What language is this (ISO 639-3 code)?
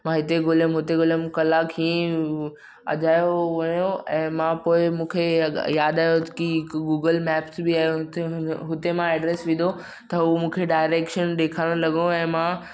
snd